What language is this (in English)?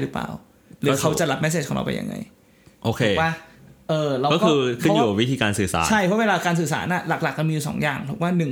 Thai